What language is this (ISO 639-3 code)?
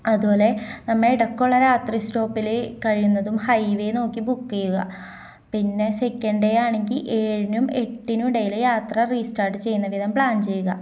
mal